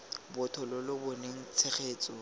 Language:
Tswana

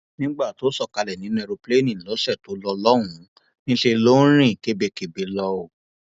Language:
Yoruba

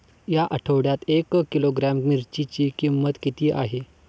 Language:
Marathi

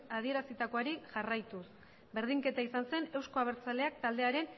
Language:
Basque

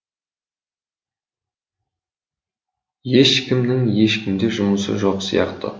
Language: Kazakh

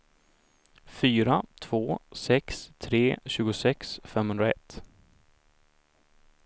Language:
Swedish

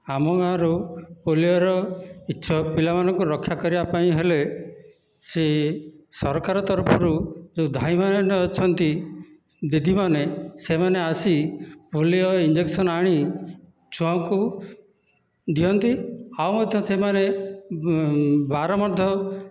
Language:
Odia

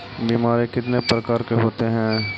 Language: Magahi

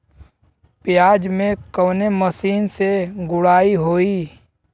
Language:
Bhojpuri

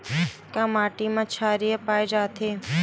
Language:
Chhattisgarhi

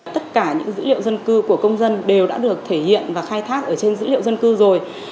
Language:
Vietnamese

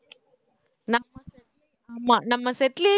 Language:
Tamil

